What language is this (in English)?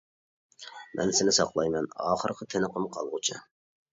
Uyghur